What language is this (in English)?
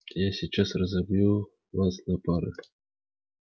Russian